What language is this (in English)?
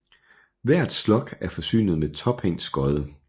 Danish